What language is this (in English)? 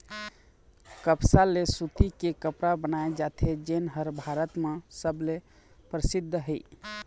Chhattisgarhi